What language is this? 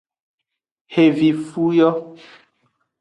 Aja (Benin)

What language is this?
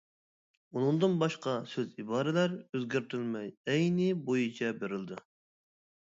Uyghur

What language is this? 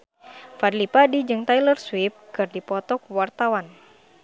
Sundanese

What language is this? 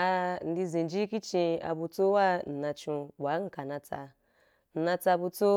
Wapan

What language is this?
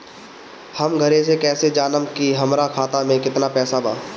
Bhojpuri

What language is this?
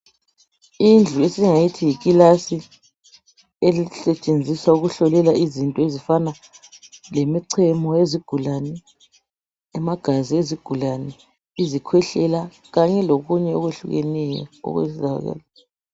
North Ndebele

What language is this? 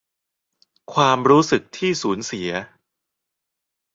Thai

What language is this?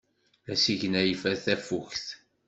Kabyle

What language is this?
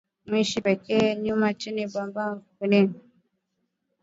Swahili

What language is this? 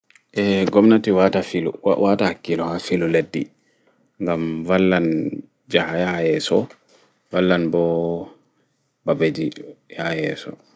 Fula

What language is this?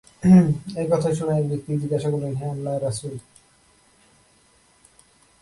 Bangla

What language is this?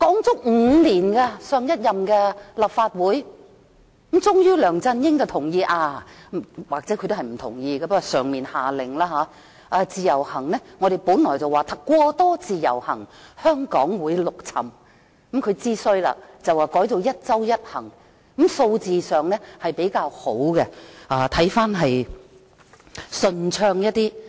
Cantonese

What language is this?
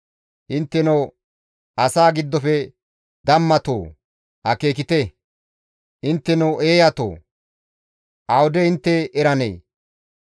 Gamo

